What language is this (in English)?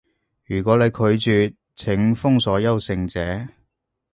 Cantonese